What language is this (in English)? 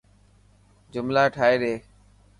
Dhatki